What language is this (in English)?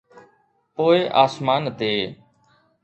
Sindhi